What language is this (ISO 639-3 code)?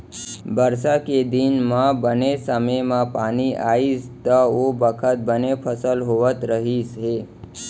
hne